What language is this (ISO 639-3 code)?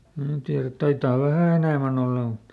fin